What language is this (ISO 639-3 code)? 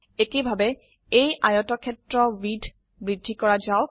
asm